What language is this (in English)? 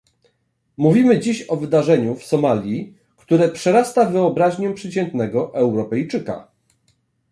Polish